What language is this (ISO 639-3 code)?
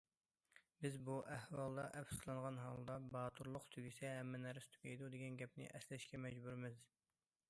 uig